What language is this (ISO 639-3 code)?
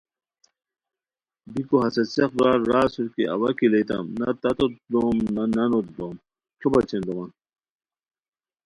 khw